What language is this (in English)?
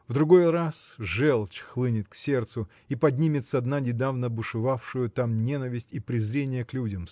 Russian